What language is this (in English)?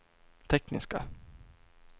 Swedish